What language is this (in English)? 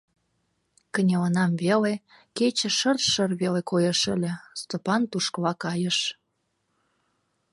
Mari